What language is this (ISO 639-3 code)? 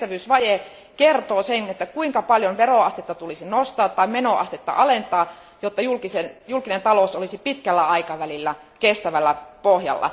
fin